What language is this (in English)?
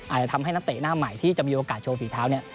Thai